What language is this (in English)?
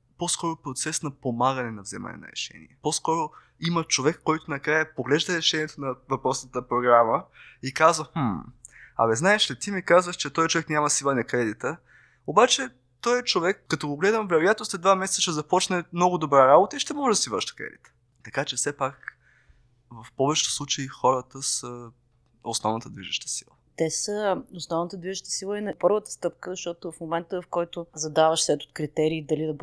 Bulgarian